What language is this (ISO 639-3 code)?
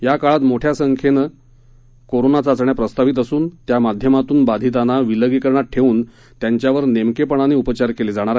mar